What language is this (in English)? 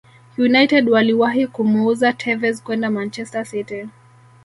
Swahili